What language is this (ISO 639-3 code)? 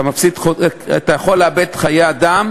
heb